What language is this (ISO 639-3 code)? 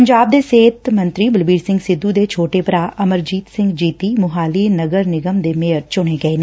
pan